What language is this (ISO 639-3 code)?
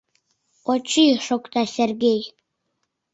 chm